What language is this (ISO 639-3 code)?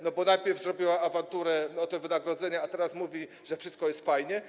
pol